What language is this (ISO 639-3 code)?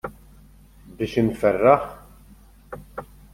mlt